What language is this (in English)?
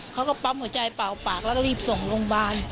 Thai